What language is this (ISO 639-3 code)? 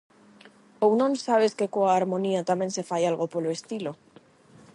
glg